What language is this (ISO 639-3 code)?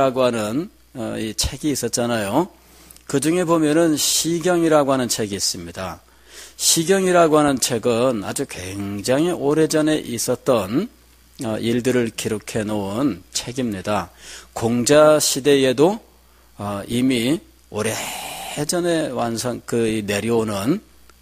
kor